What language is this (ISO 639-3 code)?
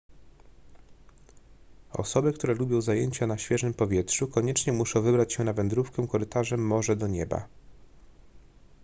pol